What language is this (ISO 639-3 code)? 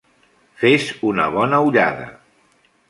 cat